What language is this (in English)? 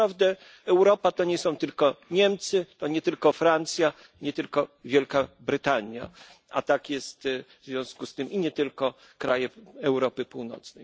Polish